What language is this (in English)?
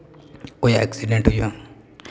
Santali